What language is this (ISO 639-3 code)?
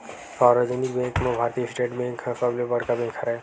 hne